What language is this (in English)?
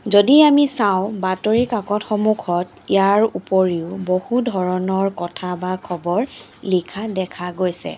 Assamese